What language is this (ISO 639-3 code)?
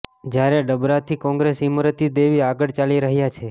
guj